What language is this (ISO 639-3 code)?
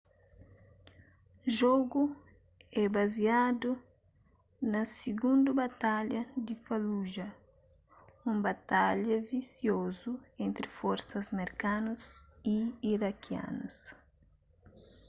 kea